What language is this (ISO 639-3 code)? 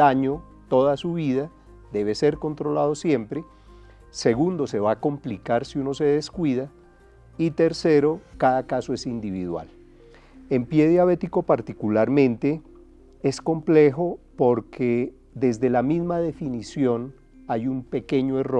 spa